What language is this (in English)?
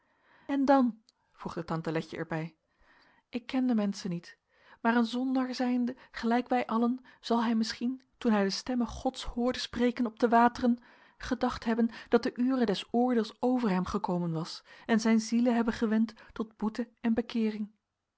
Dutch